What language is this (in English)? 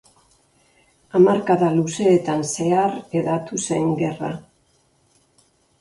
Basque